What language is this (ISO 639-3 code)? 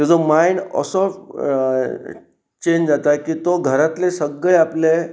kok